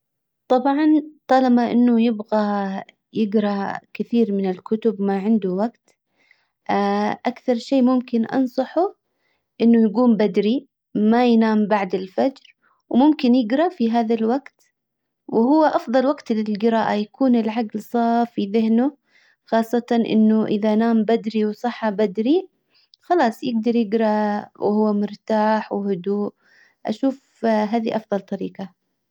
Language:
Hijazi Arabic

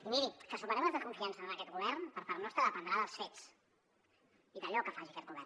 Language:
Catalan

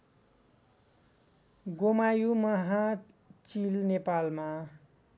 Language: Nepali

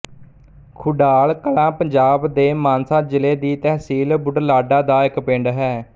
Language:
Punjabi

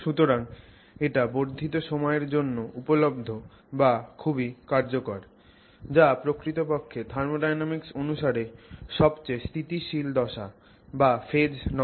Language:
Bangla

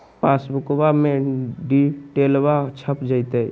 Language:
Magahi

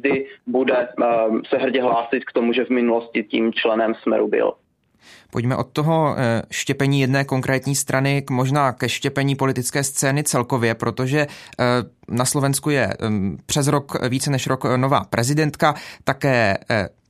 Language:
Czech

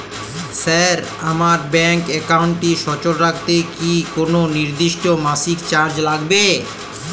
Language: Bangla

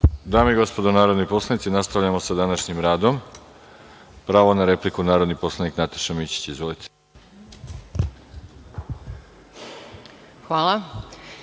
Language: Serbian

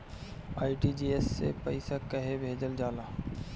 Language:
Bhojpuri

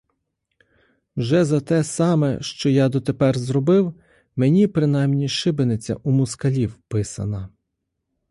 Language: Ukrainian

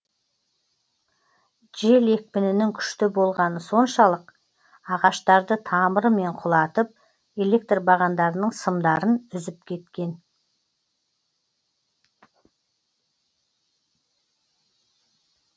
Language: Kazakh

